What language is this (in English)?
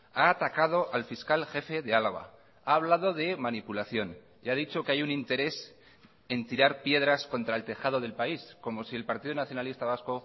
Spanish